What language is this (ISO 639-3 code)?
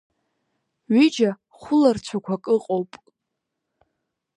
abk